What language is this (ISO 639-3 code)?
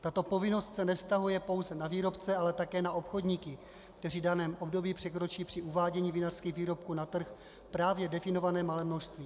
ces